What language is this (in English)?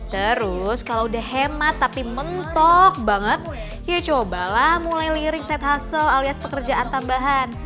Indonesian